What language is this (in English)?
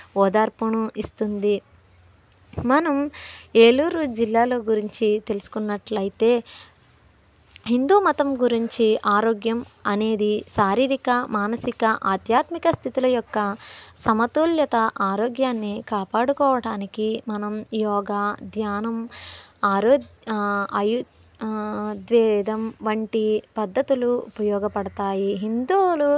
Telugu